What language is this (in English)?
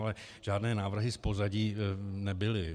Czech